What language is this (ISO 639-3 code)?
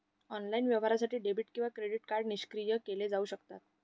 mar